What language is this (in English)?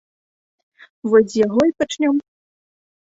Belarusian